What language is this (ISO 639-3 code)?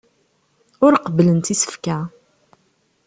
kab